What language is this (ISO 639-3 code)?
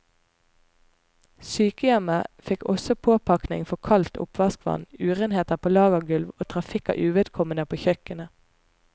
nor